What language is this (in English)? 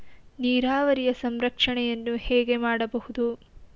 Kannada